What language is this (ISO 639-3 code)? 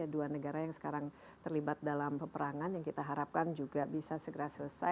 ind